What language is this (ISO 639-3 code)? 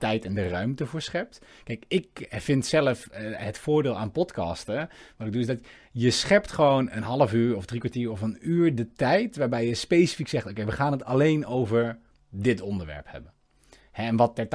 nld